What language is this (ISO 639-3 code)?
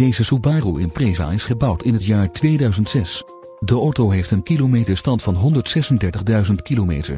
nld